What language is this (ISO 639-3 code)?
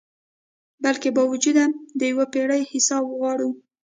pus